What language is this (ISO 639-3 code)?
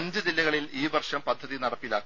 mal